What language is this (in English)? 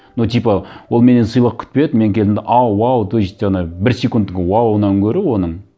Kazakh